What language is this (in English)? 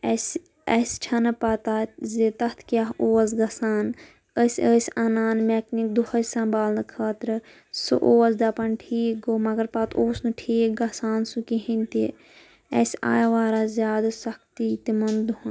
Kashmiri